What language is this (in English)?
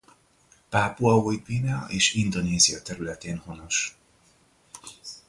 Hungarian